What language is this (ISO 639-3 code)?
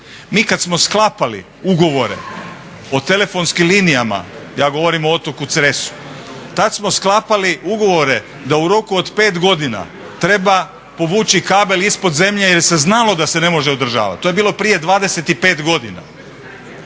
hrv